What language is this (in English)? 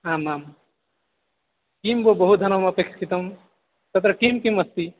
Sanskrit